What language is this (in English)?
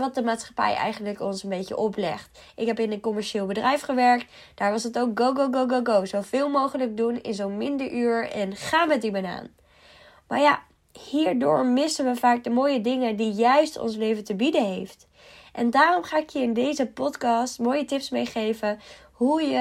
Dutch